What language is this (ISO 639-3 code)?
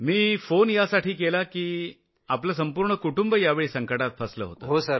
mar